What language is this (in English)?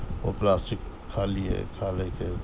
Urdu